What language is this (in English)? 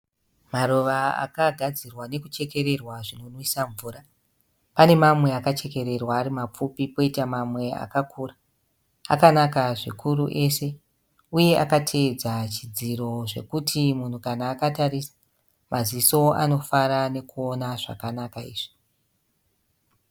Shona